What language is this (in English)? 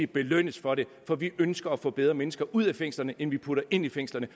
Danish